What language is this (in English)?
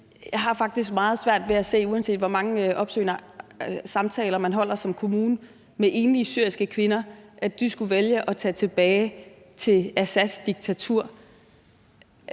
Danish